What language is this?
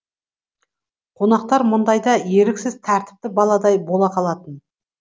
Kazakh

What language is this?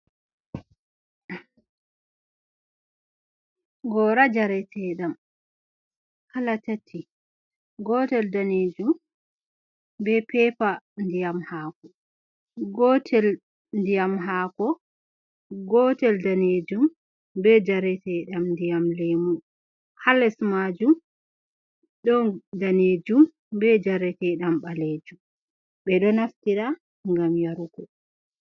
Fula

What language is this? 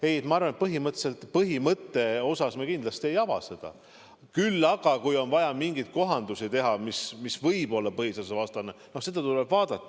Estonian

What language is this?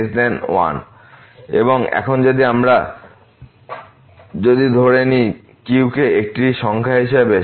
Bangla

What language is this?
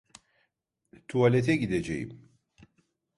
Turkish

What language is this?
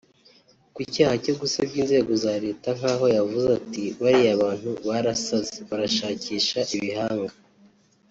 Kinyarwanda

